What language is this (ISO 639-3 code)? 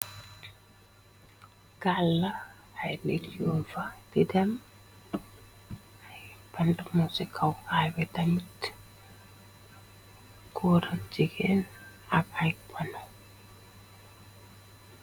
wol